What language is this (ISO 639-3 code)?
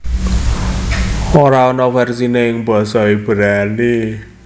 jav